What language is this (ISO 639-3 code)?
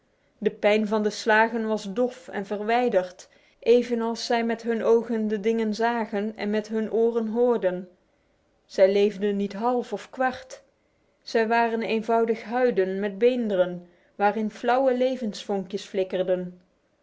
nld